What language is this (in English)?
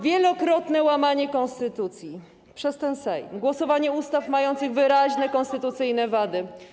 Polish